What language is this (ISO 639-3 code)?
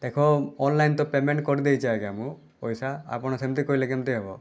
ori